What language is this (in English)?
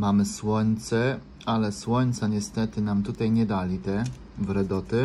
Polish